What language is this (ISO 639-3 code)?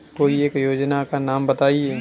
hin